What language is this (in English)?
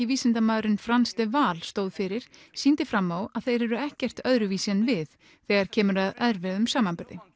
Icelandic